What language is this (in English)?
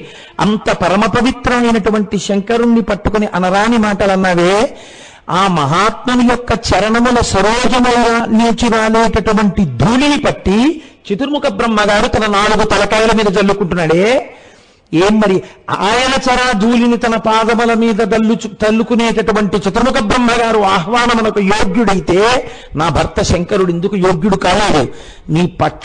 Telugu